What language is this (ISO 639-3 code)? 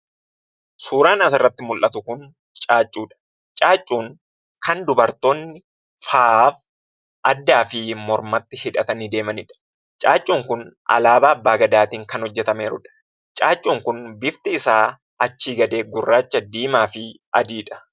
orm